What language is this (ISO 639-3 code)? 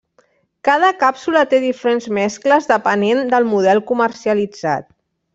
cat